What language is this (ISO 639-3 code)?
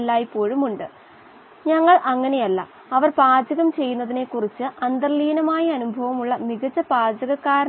mal